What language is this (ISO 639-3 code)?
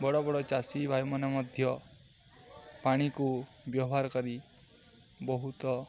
ori